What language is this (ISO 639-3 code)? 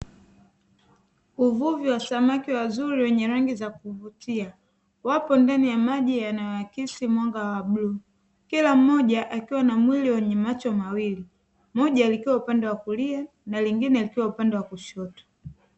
swa